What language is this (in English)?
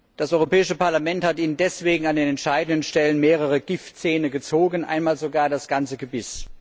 German